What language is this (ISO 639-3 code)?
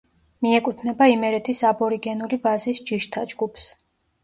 kat